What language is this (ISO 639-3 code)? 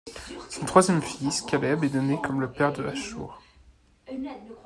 fra